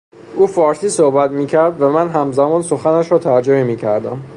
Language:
Persian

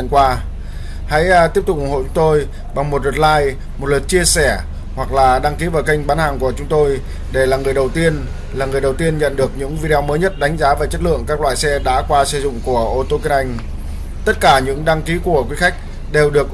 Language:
Vietnamese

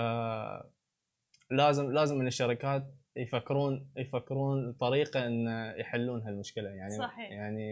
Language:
Arabic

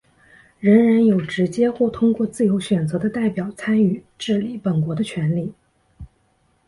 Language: Chinese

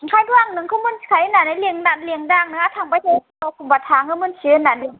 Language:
Bodo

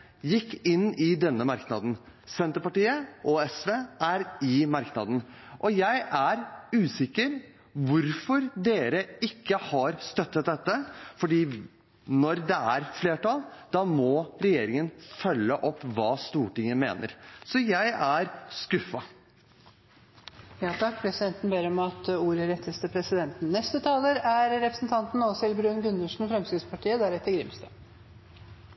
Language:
Norwegian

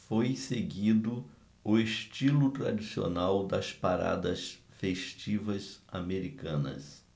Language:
Portuguese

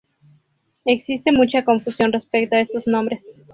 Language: Spanish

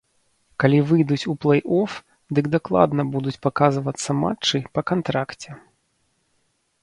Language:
Belarusian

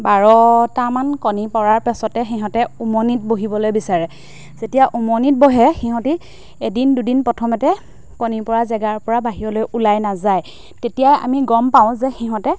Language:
Assamese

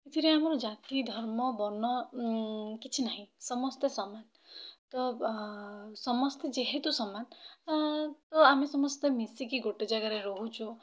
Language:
Odia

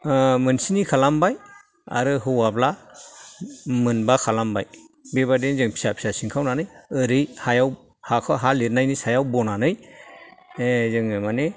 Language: Bodo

